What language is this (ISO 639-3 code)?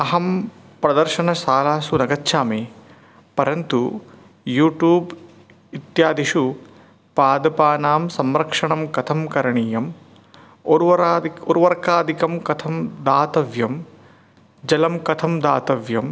san